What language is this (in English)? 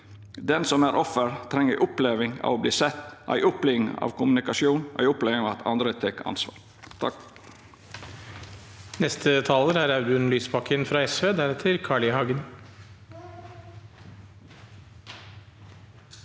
Norwegian